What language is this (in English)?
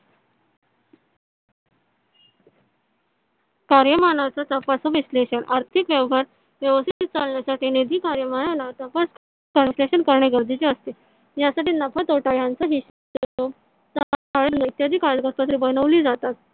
Marathi